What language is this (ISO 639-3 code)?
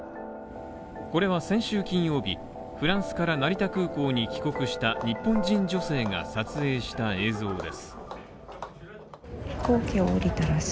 jpn